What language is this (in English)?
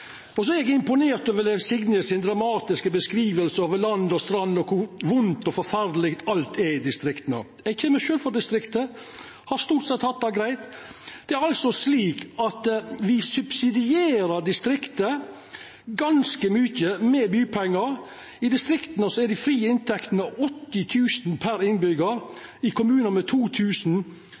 Norwegian Nynorsk